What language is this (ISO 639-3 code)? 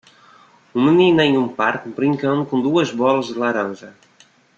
por